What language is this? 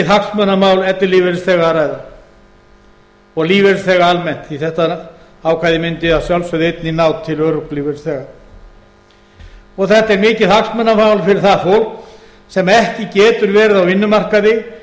Icelandic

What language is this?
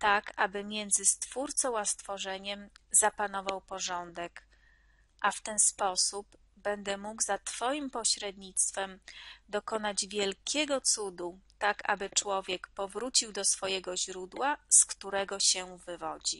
Polish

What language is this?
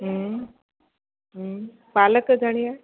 Sindhi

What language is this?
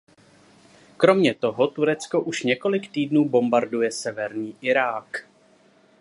Czech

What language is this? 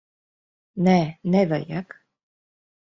Latvian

